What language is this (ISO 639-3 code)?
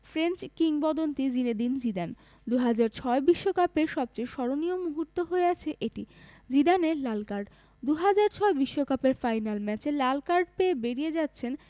ben